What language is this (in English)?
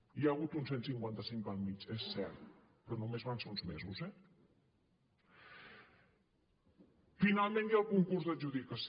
Catalan